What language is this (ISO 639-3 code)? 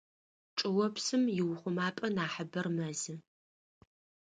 ady